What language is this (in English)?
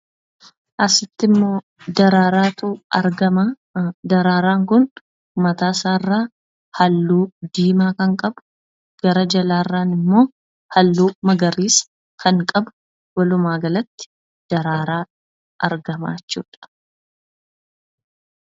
Oromo